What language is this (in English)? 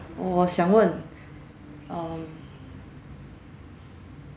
English